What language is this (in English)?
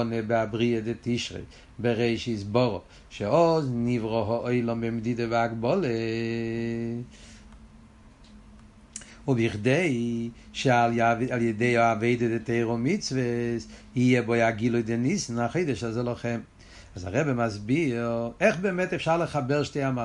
Hebrew